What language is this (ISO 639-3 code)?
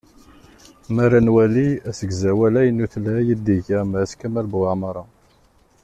kab